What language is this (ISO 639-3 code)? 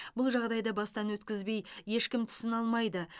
kaz